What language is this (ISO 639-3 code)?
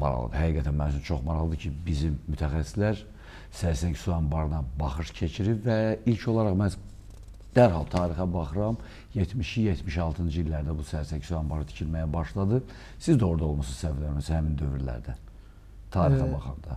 tur